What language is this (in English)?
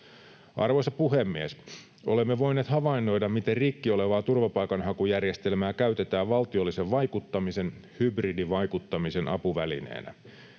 Finnish